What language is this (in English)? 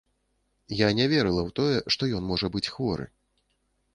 Belarusian